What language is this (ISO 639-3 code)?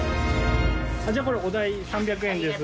jpn